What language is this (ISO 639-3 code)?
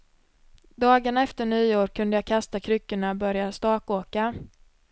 swe